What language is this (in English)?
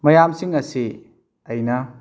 Manipuri